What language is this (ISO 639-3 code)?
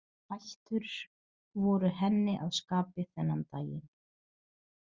isl